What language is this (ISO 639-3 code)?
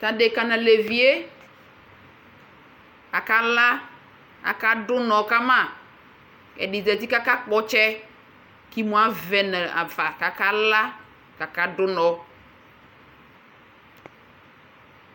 kpo